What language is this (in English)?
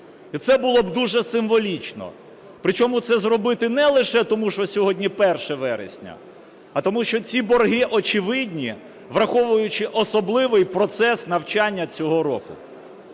Ukrainian